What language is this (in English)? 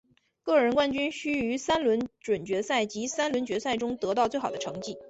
Chinese